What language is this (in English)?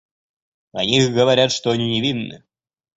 Russian